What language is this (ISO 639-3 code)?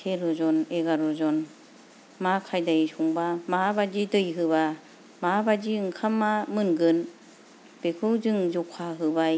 brx